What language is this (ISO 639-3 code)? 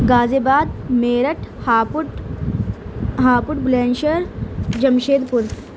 urd